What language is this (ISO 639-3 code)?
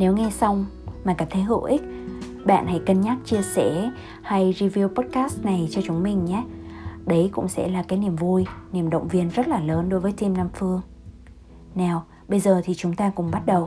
vie